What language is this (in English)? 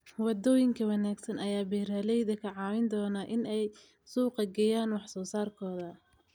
Somali